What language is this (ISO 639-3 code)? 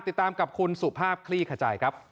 tha